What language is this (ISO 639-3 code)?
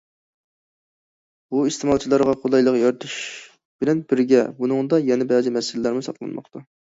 uig